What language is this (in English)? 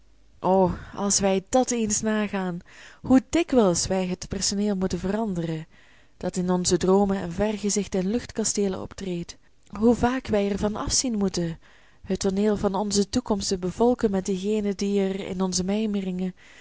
Dutch